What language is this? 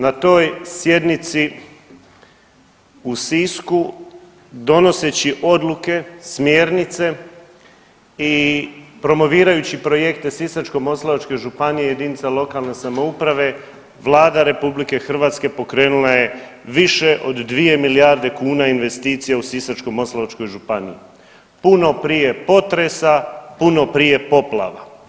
Croatian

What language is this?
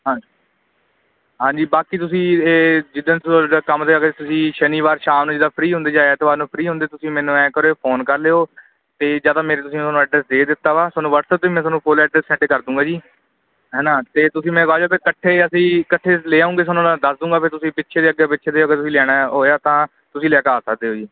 Punjabi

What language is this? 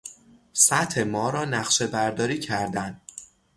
Persian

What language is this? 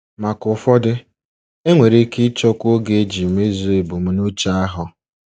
Igbo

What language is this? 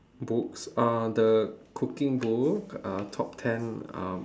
English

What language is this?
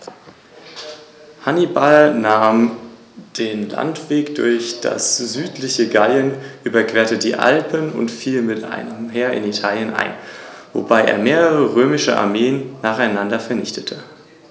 German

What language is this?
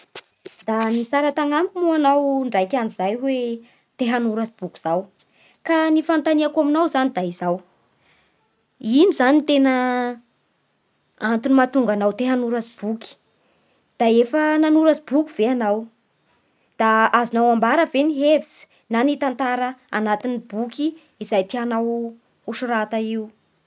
Bara Malagasy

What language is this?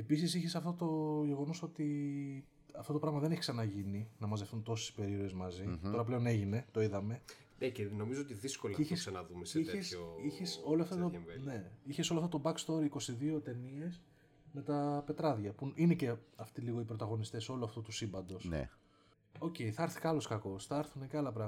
Greek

